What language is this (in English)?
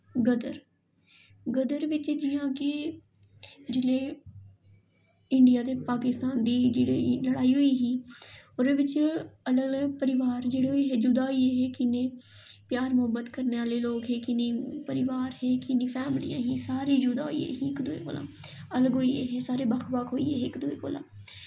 Dogri